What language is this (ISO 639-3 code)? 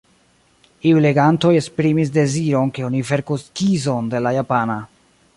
epo